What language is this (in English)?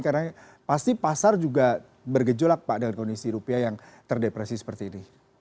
Indonesian